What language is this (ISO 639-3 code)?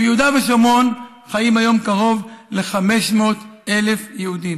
heb